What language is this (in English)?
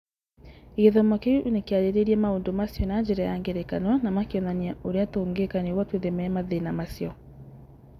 Kikuyu